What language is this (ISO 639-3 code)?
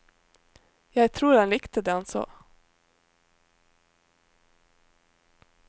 nor